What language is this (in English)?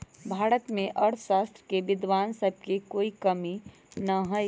Magahi